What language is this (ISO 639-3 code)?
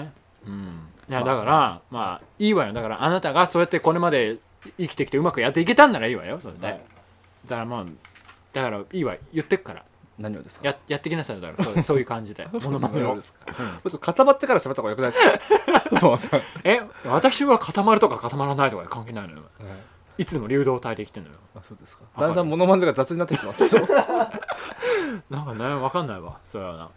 jpn